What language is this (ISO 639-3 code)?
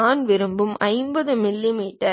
tam